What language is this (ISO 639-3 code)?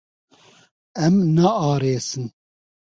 kur